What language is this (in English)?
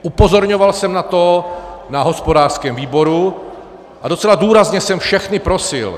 Czech